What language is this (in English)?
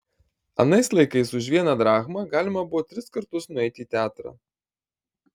Lithuanian